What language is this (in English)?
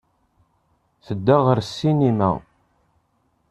Kabyle